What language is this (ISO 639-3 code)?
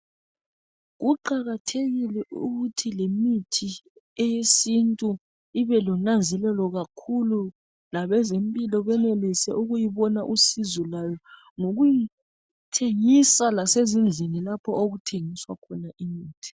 nde